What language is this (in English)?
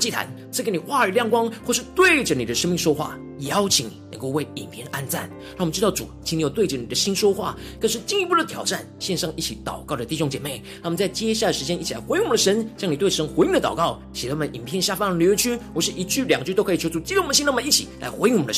Chinese